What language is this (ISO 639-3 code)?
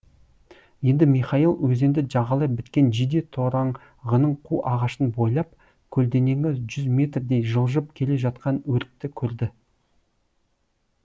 kaz